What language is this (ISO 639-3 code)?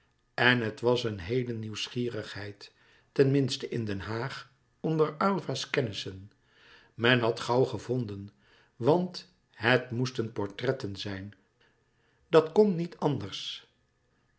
nld